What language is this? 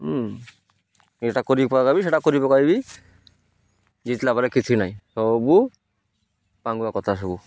Odia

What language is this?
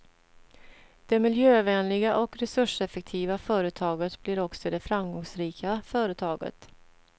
Swedish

